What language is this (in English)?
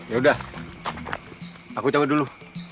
Indonesian